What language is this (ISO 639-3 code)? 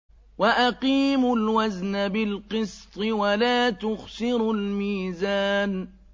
ara